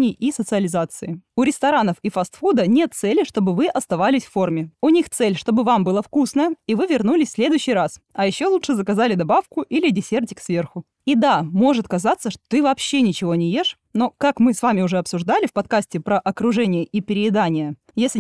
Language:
Russian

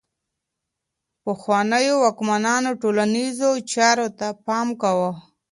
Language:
Pashto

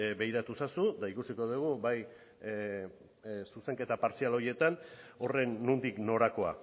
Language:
Basque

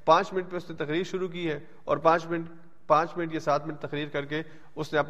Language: Urdu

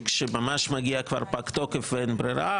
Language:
Hebrew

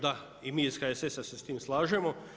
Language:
Croatian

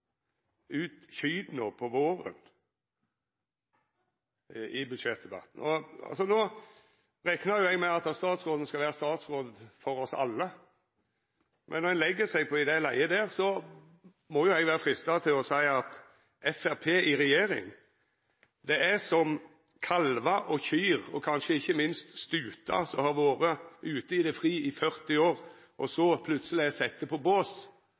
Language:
Norwegian Nynorsk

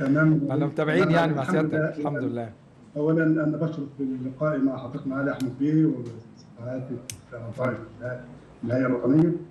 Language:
Arabic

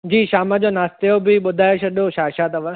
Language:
Sindhi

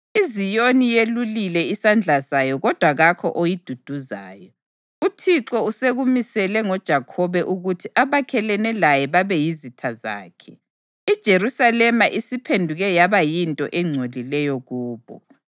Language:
North Ndebele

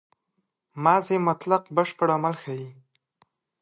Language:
Pashto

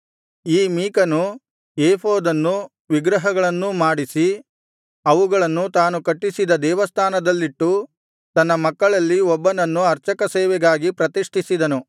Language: Kannada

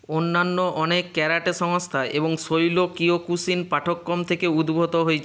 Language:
Bangla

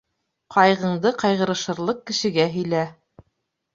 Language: Bashkir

